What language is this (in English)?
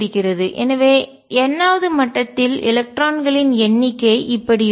Tamil